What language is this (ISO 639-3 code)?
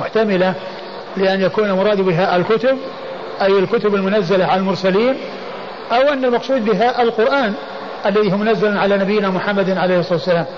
ara